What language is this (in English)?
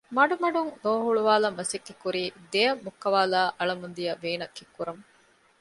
Divehi